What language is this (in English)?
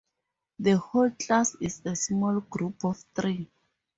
English